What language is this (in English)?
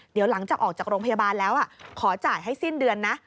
Thai